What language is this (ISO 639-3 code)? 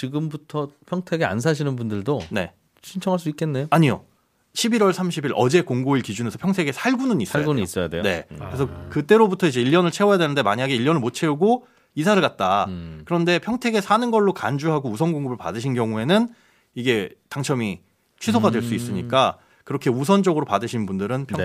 kor